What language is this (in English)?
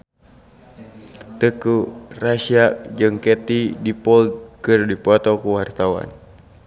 Sundanese